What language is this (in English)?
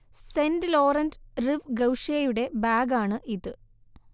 Malayalam